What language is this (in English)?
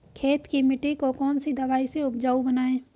Hindi